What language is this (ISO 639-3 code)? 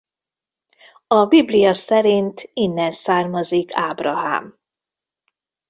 hun